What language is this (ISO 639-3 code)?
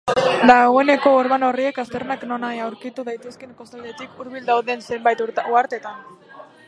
eus